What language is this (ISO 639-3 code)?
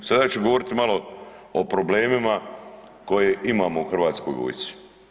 hrv